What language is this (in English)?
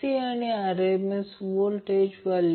Marathi